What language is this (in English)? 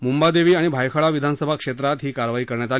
Marathi